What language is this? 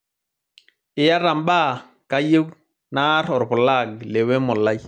Masai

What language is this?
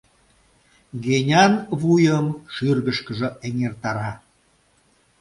Mari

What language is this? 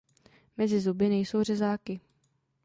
Czech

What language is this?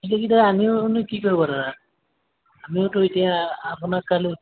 Assamese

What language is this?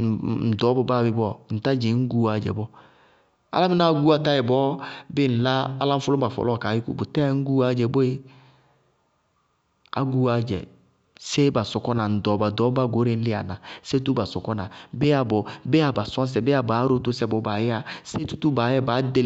Bago-Kusuntu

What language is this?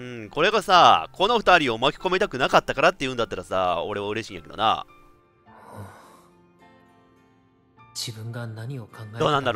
Japanese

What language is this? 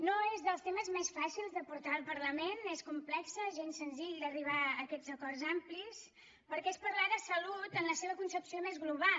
Catalan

